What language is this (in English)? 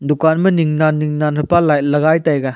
Wancho Naga